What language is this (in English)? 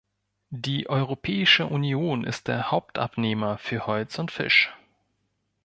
German